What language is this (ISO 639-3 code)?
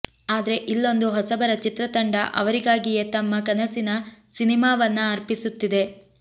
kan